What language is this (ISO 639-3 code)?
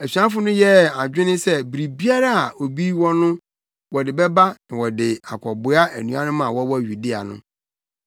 aka